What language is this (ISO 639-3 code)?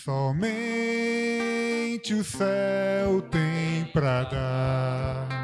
por